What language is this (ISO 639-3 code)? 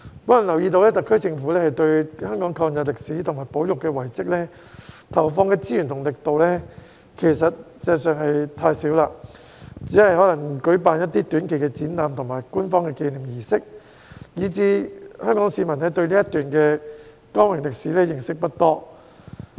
yue